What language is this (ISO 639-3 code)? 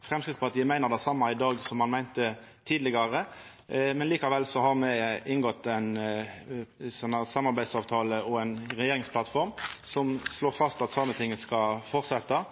nno